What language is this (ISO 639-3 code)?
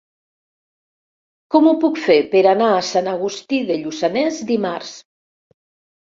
cat